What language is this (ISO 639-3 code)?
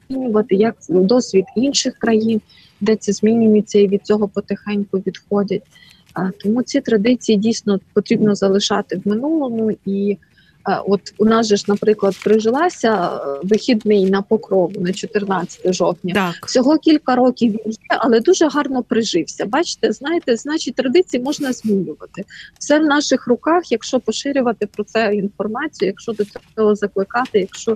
ukr